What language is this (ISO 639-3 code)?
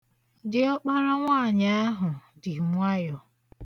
ibo